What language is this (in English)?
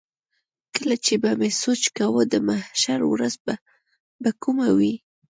Pashto